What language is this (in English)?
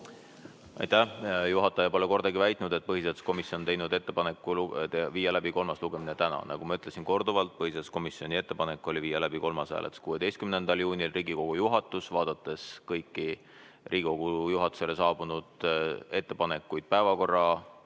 Estonian